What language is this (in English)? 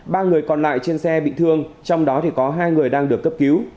Vietnamese